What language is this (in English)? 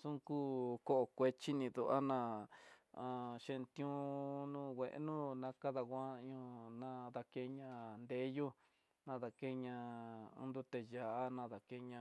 Tidaá Mixtec